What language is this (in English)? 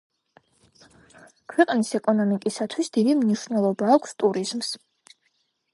Georgian